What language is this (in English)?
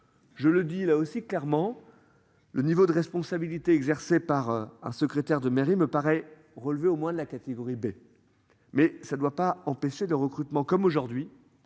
French